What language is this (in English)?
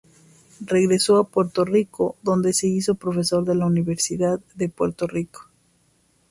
Spanish